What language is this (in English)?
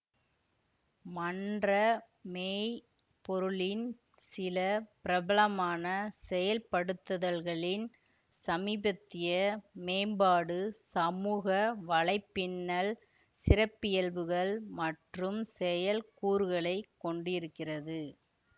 Tamil